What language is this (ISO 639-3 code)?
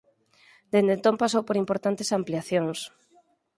glg